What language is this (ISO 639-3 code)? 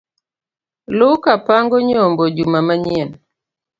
luo